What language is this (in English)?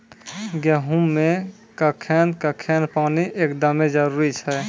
Maithili